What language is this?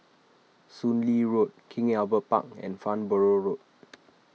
English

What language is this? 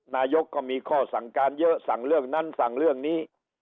Thai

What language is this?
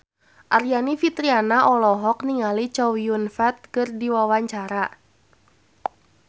Sundanese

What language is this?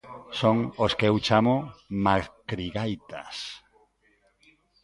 Galician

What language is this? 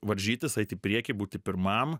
Lithuanian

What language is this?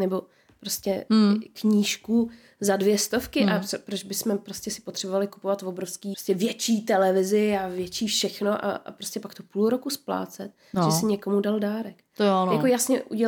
Czech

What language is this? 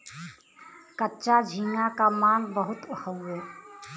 Bhojpuri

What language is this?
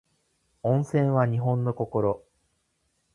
Japanese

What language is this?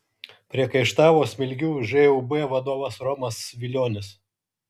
Lithuanian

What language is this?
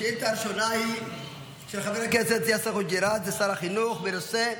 Hebrew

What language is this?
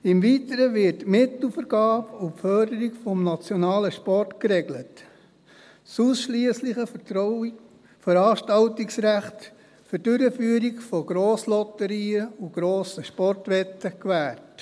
Swiss German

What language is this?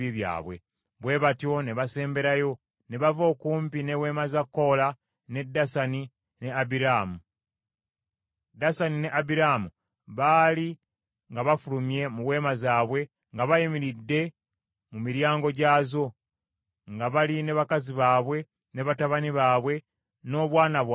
Ganda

